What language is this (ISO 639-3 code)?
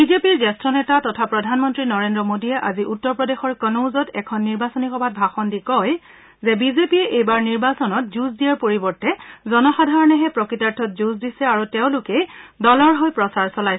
asm